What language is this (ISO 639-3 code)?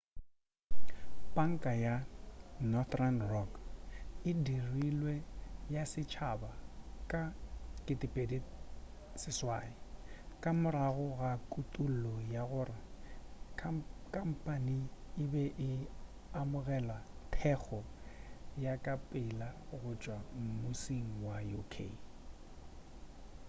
nso